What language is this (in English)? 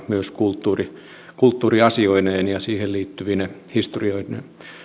Finnish